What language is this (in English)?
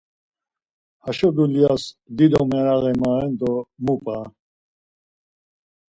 Laz